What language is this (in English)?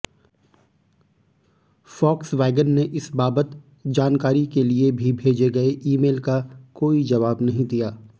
Hindi